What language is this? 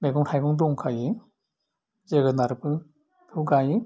Bodo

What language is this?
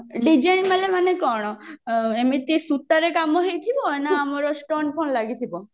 Odia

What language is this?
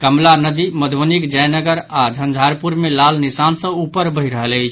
Maithili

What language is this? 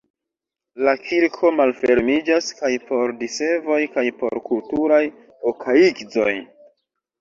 Esperanto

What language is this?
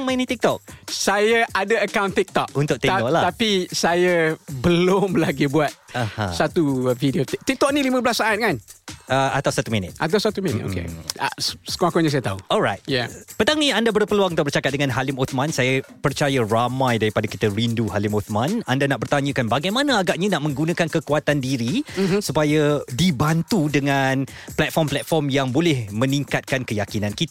Malay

